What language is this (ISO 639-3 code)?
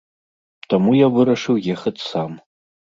bel